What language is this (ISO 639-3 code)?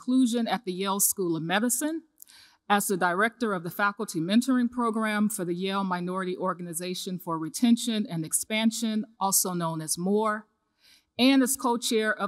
eng